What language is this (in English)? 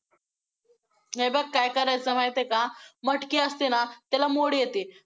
Marathi